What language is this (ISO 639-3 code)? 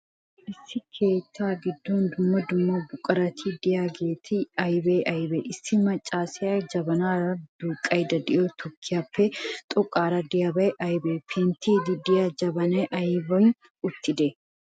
wal